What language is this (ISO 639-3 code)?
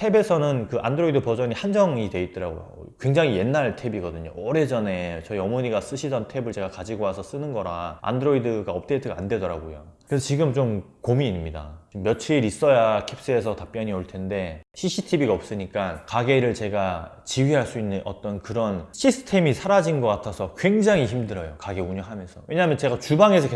kor